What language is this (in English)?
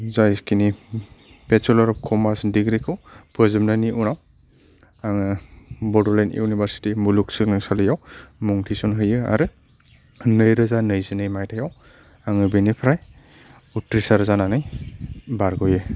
Bodo